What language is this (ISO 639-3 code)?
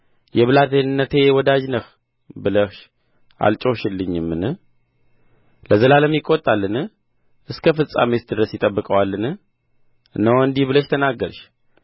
amh